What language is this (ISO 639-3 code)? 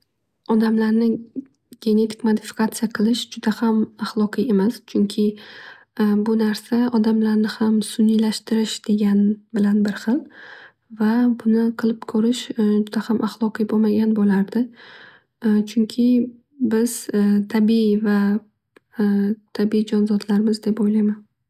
uzb